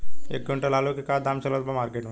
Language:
Bhojpuri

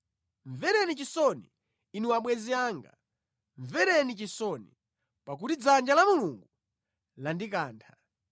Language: Nyanja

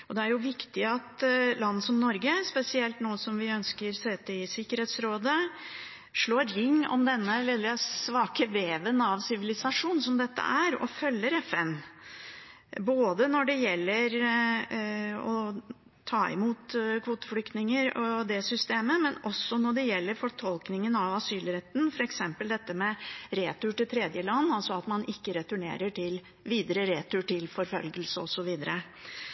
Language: Norwegian Bokmål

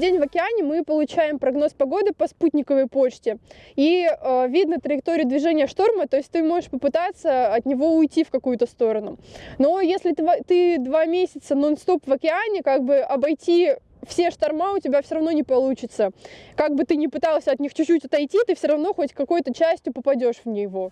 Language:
Russian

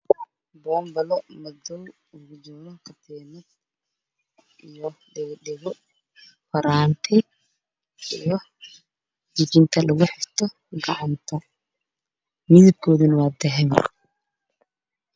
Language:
Somali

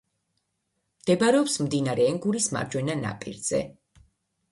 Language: Georgian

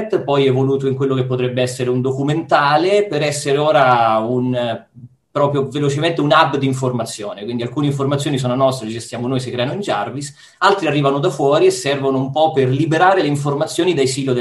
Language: Italian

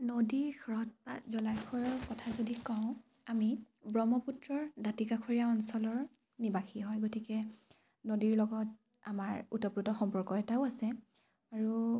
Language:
Assamese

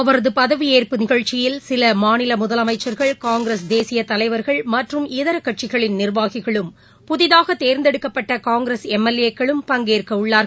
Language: Tamil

